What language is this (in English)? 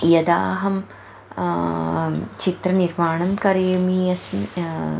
Sanskrit